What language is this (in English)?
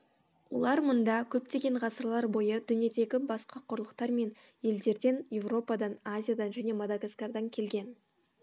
Kazakh